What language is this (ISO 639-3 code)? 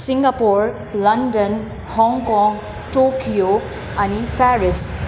nep